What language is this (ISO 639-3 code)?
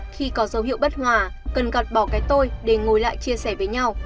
vie